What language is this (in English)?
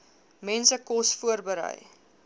Afrikaans